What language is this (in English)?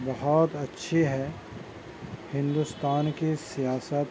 Urdu